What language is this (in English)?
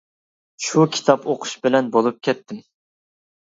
Uyghur